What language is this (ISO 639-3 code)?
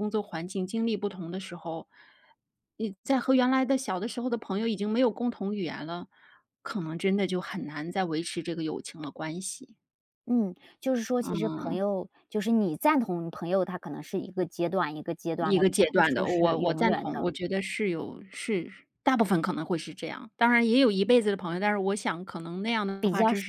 zho